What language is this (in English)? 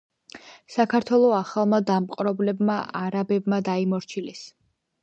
Georgian